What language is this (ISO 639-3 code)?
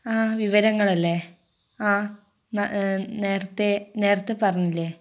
mal